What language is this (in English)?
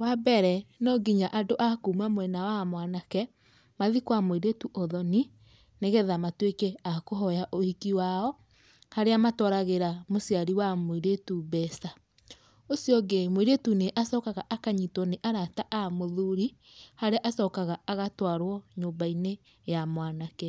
Kikuyu